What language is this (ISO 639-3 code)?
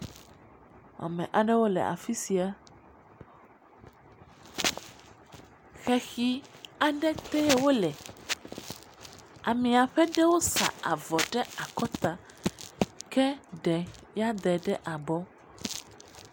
ewe